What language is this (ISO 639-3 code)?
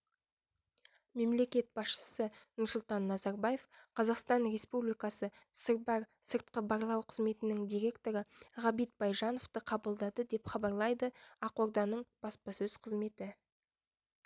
kaz